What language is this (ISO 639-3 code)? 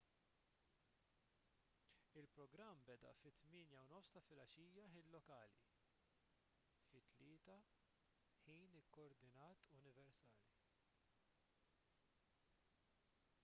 mlt